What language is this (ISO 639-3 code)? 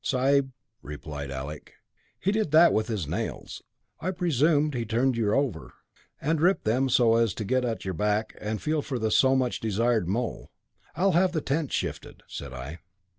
eng